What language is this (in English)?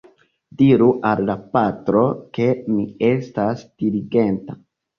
Esperanto